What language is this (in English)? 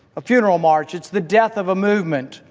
English